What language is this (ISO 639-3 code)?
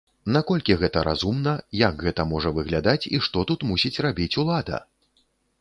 bel